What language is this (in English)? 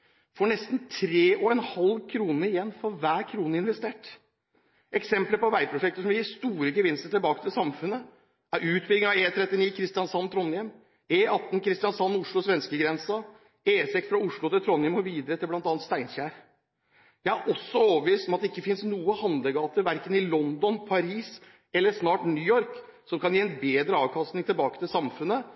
Norwegian Bokmål